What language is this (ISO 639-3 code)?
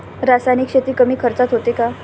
mar